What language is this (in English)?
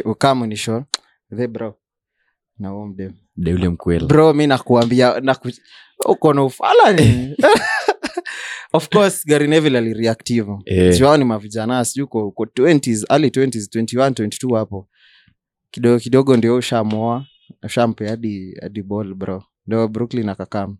Swahili